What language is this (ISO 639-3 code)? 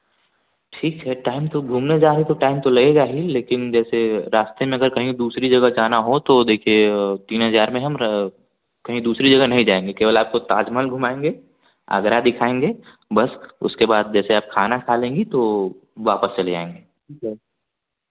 hin